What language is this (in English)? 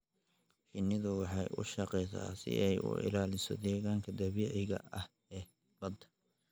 Somali